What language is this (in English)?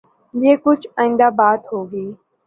Urdu